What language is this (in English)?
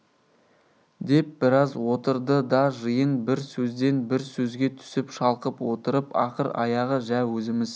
Kazakh